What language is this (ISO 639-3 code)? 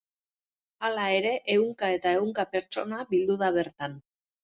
eus